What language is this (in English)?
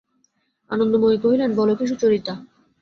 Bangla